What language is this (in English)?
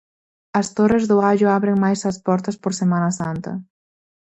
Galician